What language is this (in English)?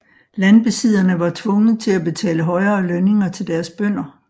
Danish